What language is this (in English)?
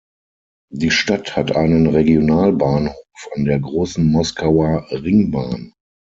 German